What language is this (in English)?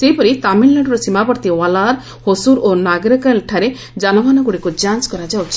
Odia